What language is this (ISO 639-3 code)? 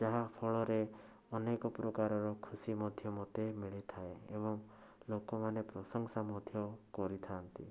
ori